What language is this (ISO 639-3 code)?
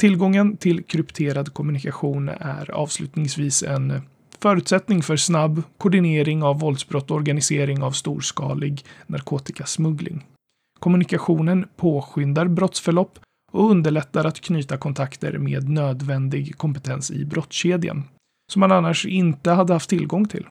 swe